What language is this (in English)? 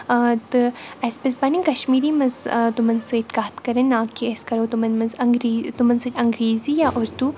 Kashmiri